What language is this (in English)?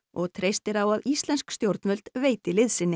Icelandic